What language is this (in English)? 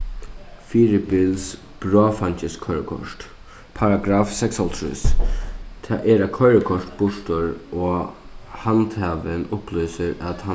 Faroese